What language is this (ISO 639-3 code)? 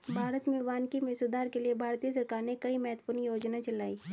hin